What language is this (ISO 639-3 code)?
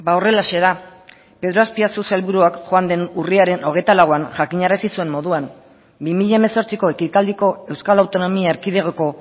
eus